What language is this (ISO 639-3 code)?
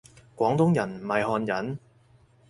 yue